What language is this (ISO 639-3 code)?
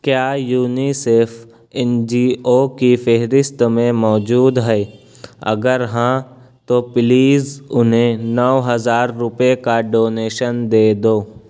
urd